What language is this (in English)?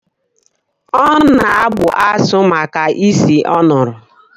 Igbo